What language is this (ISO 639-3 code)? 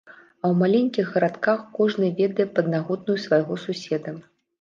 bel